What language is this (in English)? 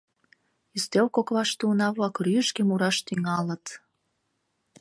Mari